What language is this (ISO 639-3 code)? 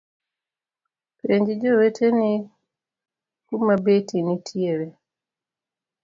luo